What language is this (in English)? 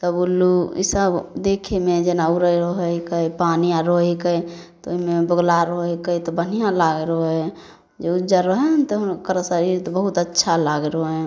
Maithili